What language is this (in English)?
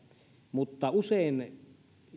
Finnish